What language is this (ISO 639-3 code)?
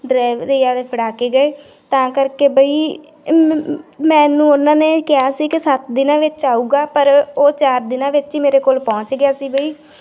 pan